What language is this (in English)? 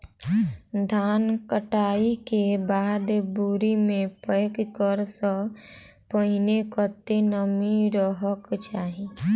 Maithili